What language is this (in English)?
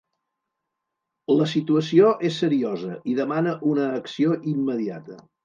Catalan